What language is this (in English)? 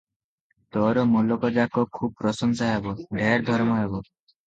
Odia